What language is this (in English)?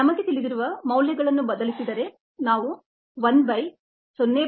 Kannada